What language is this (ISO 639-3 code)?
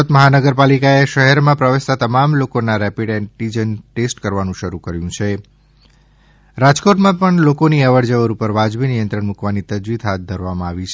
guj